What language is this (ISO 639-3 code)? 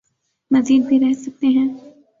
urd